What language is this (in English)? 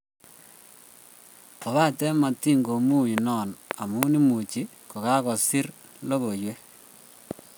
Kalenjin